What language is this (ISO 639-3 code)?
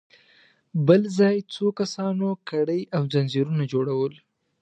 pus